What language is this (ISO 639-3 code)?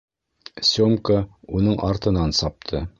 bak